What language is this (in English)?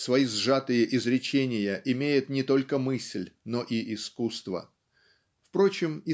Russian